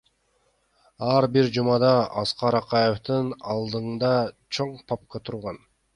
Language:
Kyrgyz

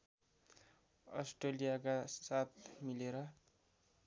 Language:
Nepali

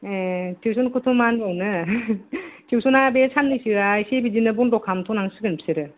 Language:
Bodo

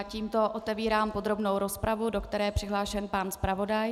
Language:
Czech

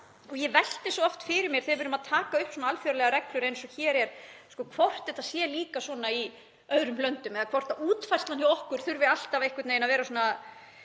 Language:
Icelandic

